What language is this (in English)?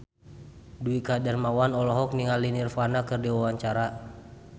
Sundanese